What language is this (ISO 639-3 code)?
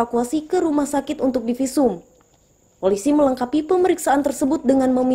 ind